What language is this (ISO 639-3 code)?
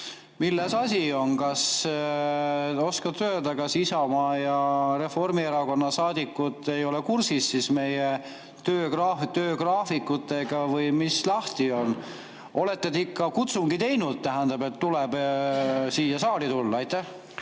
est